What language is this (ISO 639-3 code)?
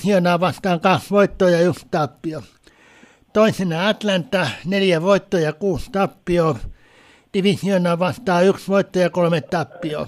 fin